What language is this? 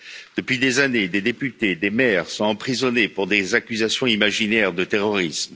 French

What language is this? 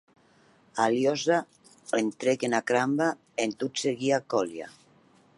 Occitan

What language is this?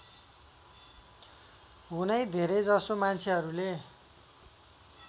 Nepali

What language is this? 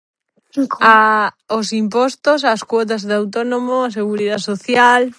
Galician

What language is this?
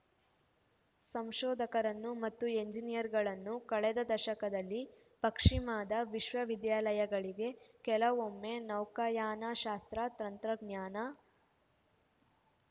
Kannada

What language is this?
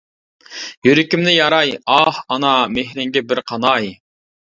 Uyghur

